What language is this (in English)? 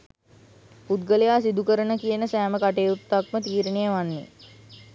Sinhala